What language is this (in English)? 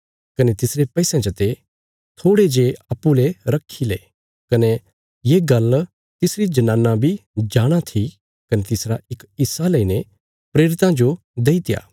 Bilaspuri